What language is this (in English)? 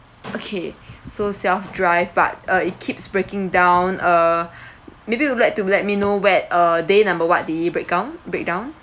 English